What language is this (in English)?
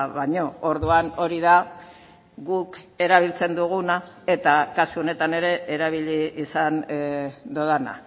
Basque